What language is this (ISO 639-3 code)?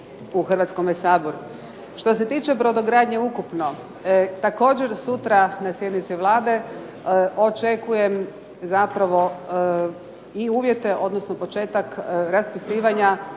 hrv